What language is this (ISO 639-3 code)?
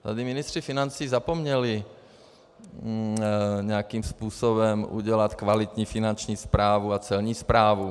ces